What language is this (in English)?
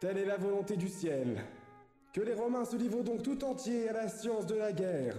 French